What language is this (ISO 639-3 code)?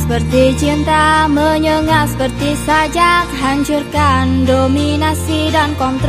ind